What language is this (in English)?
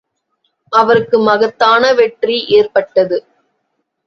Tamil